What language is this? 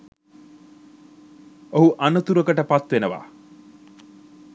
Sinhala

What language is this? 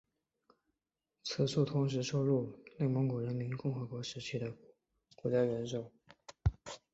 Chinese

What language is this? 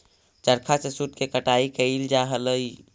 Magahi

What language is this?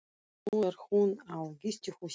Icelandic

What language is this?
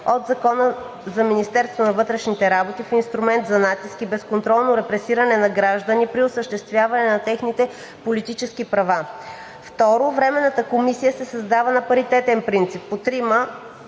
Bulgarian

